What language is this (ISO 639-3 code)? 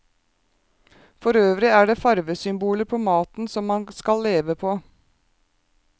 nor